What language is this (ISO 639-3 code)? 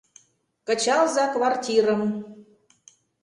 chm